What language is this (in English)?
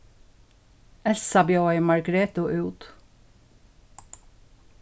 Faroese